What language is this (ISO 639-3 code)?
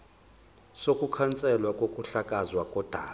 zul